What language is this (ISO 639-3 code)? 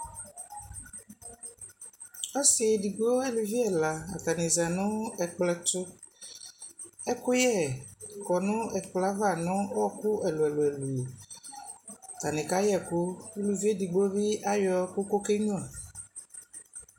kpo